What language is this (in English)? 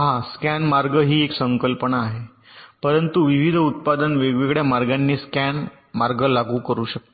Marathi